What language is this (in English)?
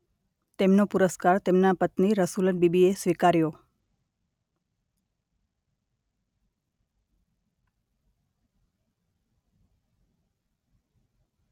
Gujarati